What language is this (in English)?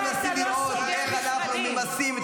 Hebrew